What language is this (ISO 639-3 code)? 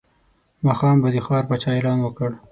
pus